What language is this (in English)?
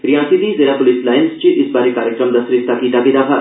Dogri